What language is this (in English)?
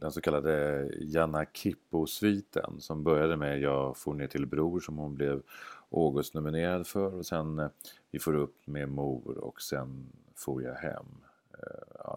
Swedish